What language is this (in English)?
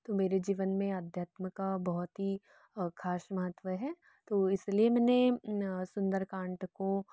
Hindi